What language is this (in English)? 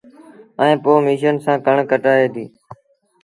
Sindhi Bhil